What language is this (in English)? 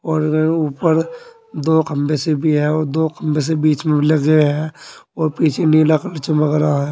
Hindi